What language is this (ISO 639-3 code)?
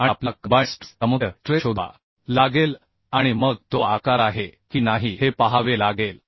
mar